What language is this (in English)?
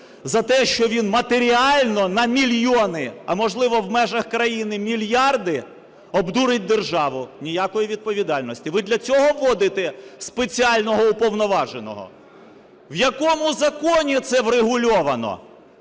Ukrainian